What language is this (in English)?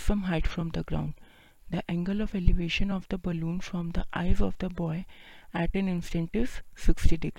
Hindi